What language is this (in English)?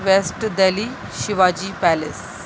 Urdu